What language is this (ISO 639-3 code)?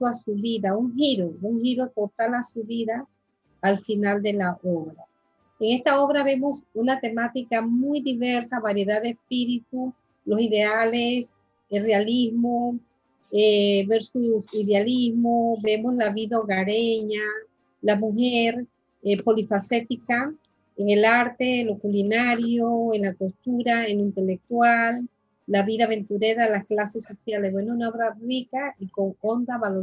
spa